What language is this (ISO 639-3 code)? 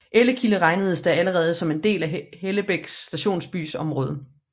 dan